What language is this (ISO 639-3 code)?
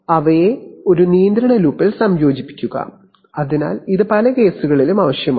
mal